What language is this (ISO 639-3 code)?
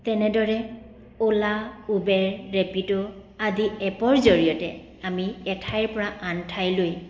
asm